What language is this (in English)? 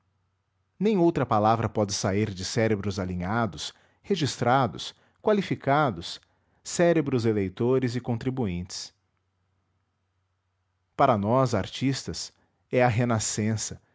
Portuguese